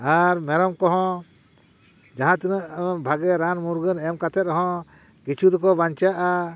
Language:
Santali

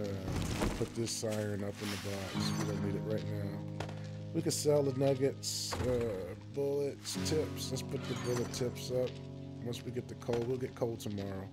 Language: English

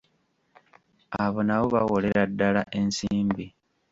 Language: Ganda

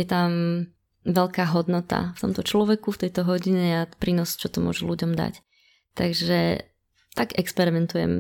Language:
Slovak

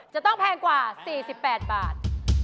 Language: Thai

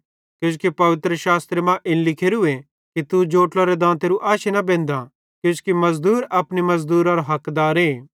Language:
Bhadrawahi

